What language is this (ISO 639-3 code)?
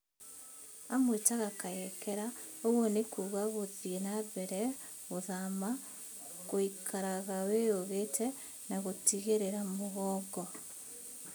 kik